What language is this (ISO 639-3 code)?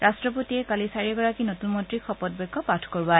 asm